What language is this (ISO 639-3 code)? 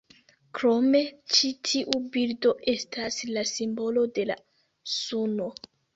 epo